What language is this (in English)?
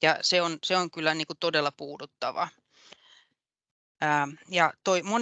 Finnish